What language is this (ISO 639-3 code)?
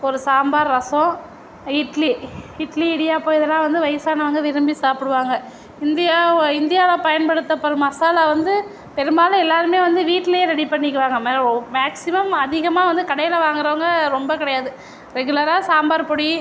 tam